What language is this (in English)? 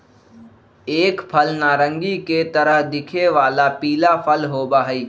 Magahi